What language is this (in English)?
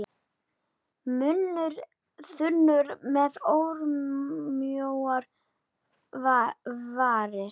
Icelandic